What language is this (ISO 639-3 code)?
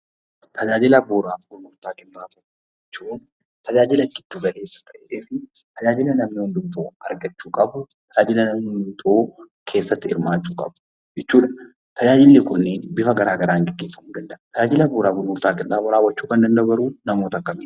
orm